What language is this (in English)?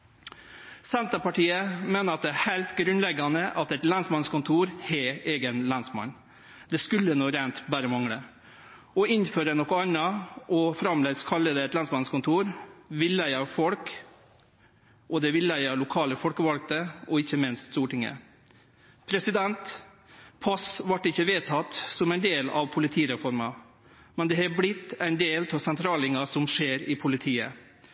Norwegian Nynorsk